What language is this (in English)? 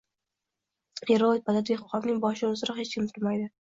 Uzbek